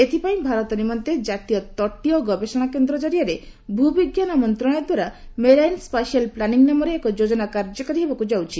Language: Odia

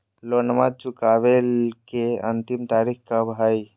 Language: Magahi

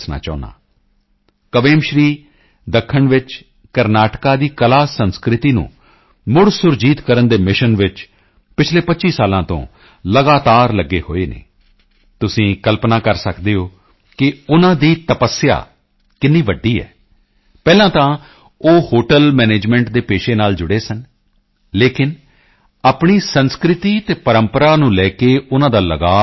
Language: Punjabi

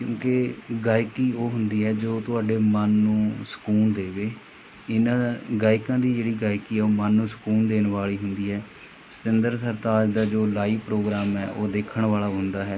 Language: Punjabi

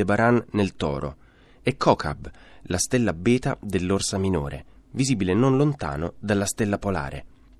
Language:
Italian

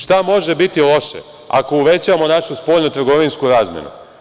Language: Serbian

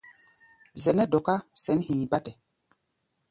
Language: Gbaya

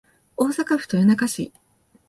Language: Japanese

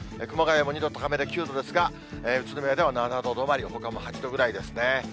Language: Japanese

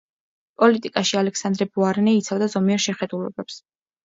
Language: Georgian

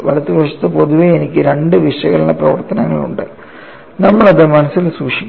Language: Malayalam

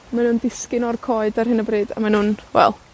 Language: Welsh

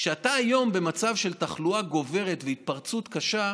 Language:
Hebrew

